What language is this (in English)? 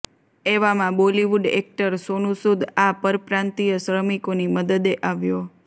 Gujarati